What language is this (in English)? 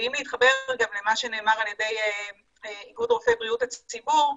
Hebrew